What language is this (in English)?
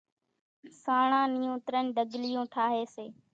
Kachi Koli